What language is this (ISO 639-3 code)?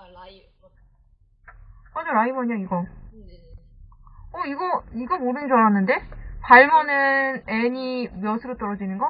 kor